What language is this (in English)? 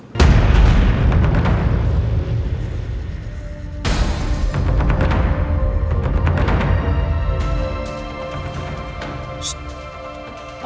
Indonesian